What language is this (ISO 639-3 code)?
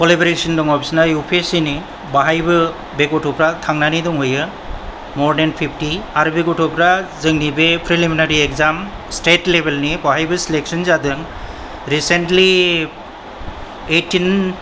brx